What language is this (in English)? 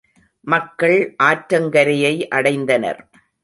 Tamil